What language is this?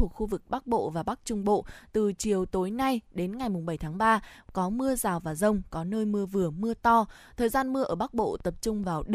Vietnamese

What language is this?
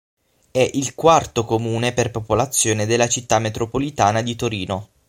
Italian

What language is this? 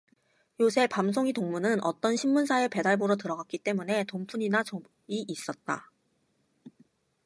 Korean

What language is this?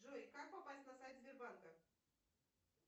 Russian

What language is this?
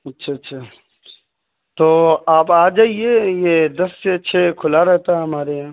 Urdu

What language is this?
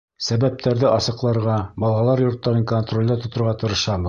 Bashkir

